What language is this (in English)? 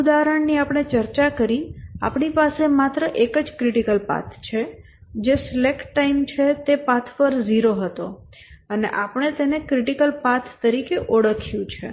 Gujarati